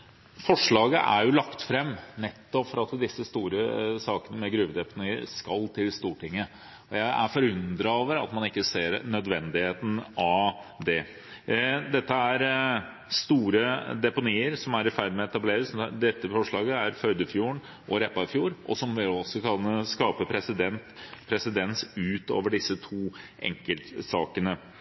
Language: Norwegian Bokmål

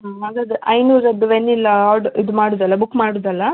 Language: Kannada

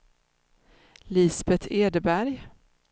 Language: Swedish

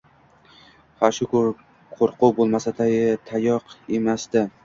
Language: Uzbek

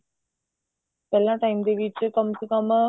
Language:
Punjabi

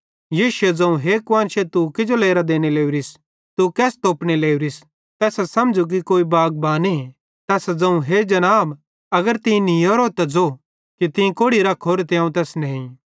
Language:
Bhadrawahi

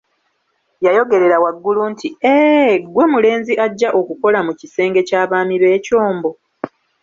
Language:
Ganda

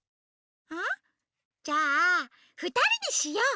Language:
Japanese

